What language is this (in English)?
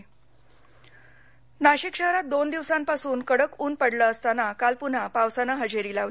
Marathi